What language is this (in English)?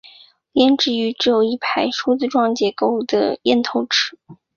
Chinese